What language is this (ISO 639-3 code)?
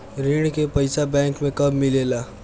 bho